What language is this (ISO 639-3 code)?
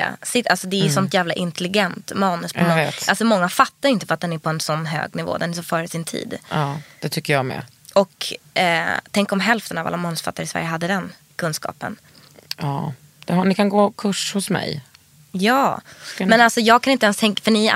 swe